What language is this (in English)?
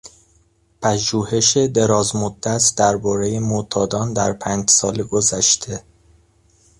Persian